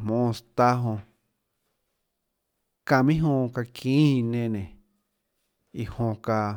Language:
Tlacoatzintepec Chinantec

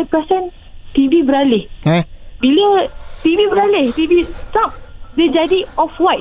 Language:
Malay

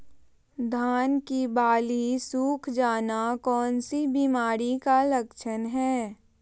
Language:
Magahi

